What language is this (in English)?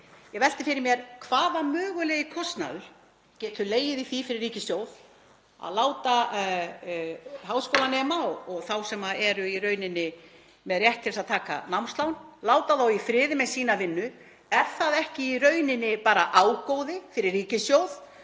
Icelandic